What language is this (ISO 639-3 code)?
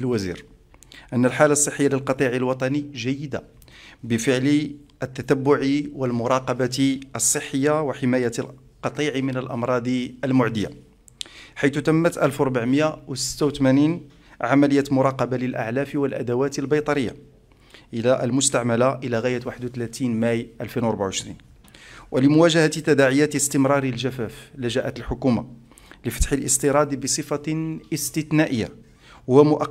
ara